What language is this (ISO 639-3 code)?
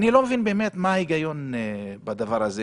heb